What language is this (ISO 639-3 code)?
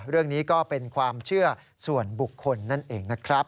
tha